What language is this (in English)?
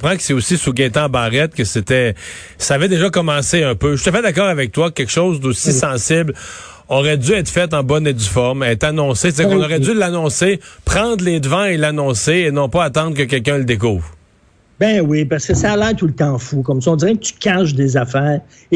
French